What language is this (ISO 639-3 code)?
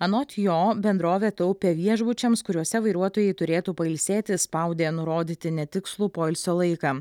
lit